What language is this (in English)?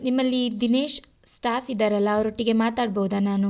Kannada